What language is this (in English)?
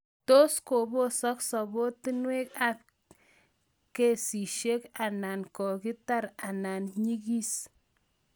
Kalenjin